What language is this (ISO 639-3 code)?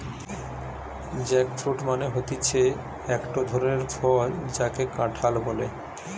ben